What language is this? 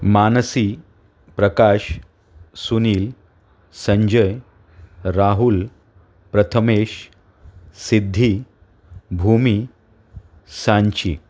Marathi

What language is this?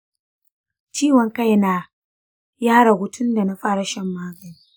Hausa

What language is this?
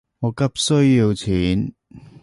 Cantonese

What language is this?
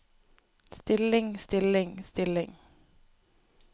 Norwegian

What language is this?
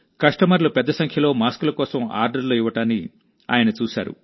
Telugu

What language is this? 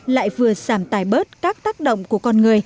Vietnamese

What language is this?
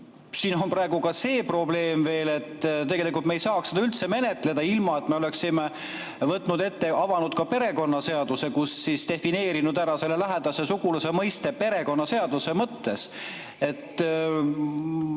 Estonian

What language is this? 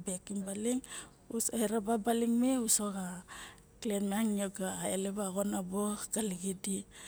Barok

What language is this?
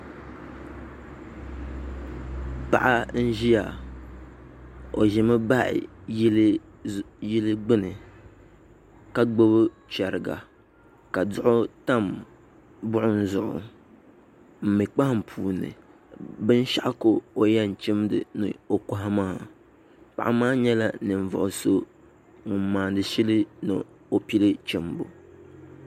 Dagbani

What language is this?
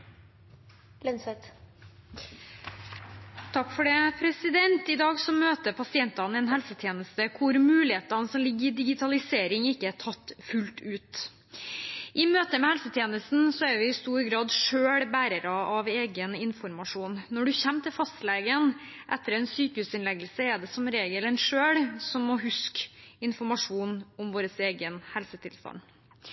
Norwegian Bokmål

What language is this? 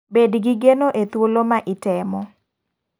Luo (Kenya and Tanzania)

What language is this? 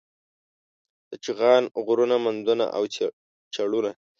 Pashto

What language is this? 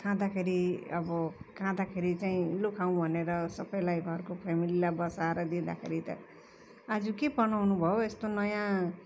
Nepali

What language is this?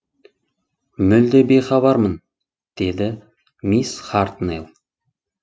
Kazakh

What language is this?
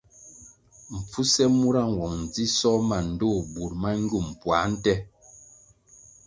Kwasio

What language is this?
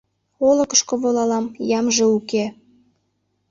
Mari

